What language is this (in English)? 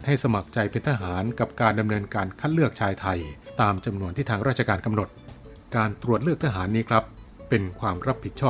Thai